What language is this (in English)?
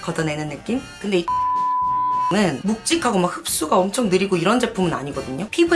Korean